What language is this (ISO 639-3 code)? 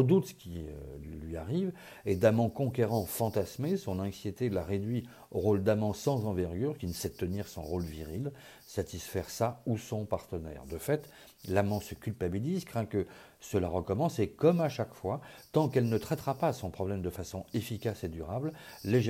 fra